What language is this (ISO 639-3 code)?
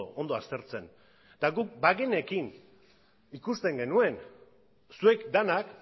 eus